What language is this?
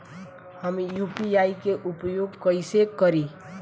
Bhojpuri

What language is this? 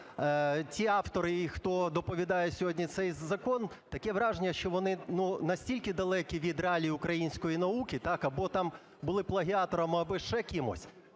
Ukrainian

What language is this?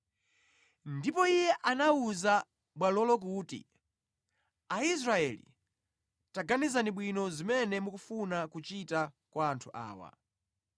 Nyanja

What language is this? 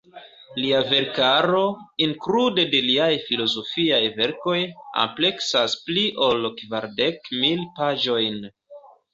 Esperanto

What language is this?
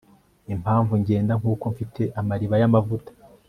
Kinyarwanda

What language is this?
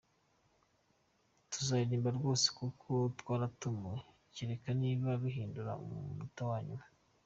Kinyarwanda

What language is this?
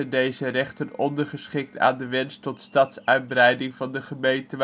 Dutch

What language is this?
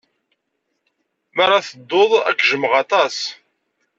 Kabyle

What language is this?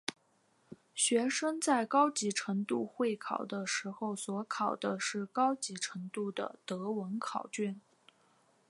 Chinese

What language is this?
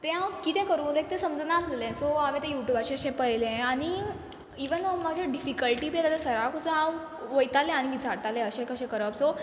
Konkani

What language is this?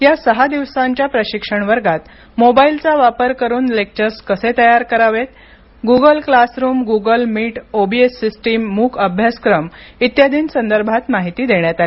Marathi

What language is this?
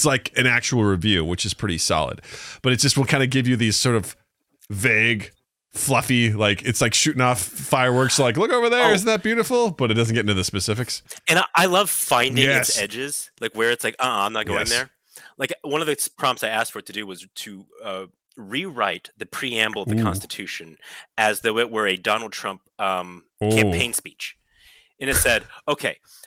English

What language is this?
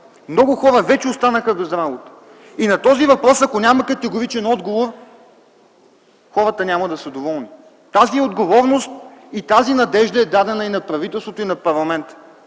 Bulgarian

